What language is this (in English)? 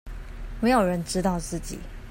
Chinese